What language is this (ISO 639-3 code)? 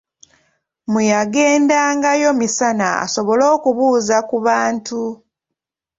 lug